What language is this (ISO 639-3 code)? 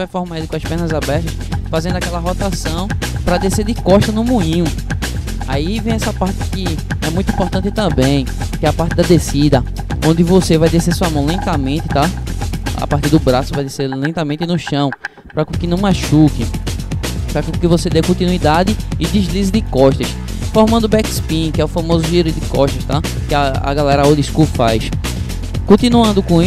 por